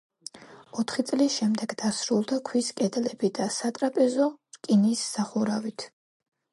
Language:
Georgian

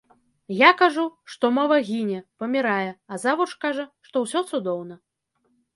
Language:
Belarusian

